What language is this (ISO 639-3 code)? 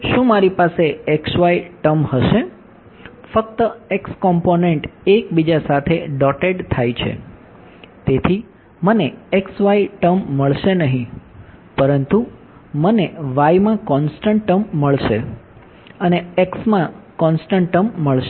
guj